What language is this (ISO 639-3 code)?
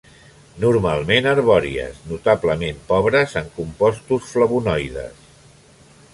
cat